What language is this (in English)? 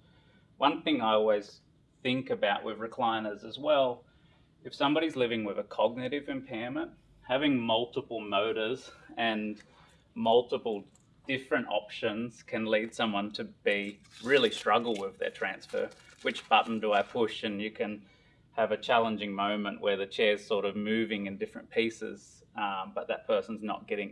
English